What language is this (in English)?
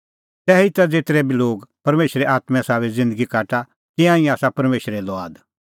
Kullu Pahari